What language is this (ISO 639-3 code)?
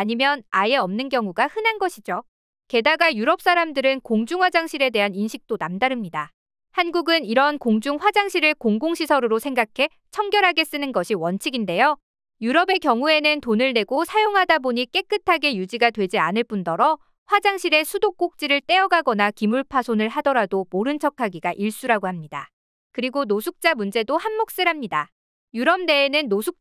kor